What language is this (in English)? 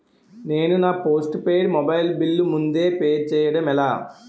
Telugu